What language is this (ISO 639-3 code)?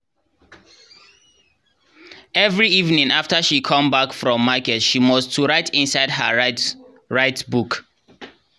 pcm